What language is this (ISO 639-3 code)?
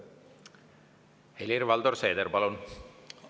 est